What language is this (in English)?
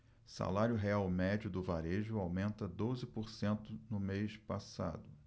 Portuguese